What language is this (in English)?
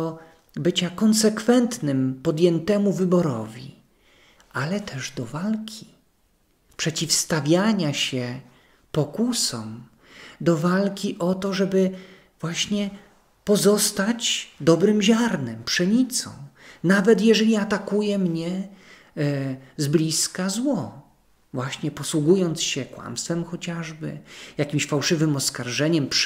Polish